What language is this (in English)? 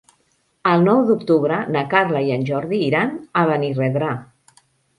Catalan